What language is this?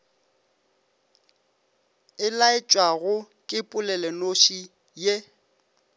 Northern Sotho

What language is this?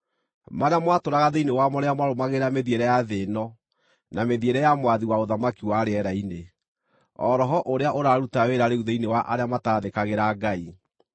Kikuyu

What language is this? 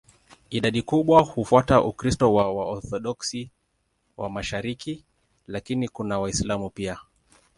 Swahili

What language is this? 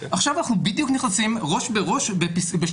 Hebrew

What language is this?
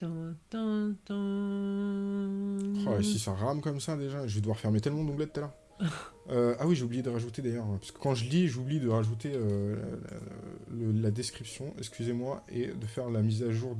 French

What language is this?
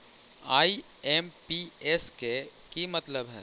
Magahi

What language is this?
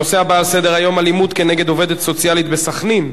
Hebrew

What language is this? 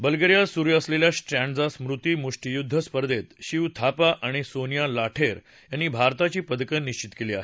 Marathi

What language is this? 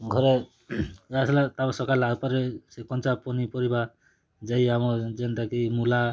Odia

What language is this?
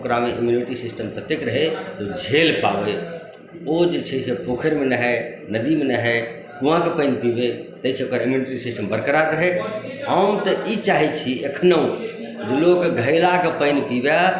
Maithili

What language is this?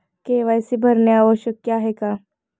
Marathi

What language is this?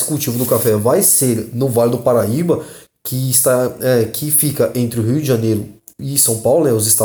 Portuguese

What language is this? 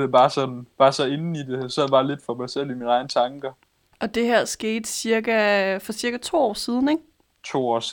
Danish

